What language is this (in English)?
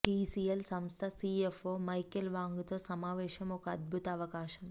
Telugu